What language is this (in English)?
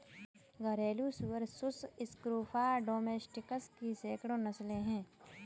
Hindi